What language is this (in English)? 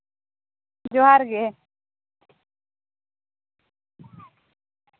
Santali